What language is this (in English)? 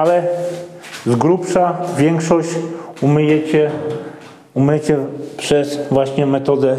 Polish